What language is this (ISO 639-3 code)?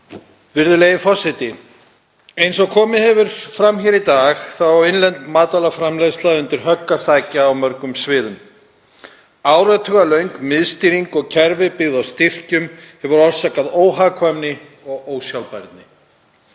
isl